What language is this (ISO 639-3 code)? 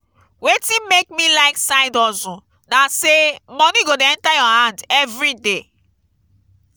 pcm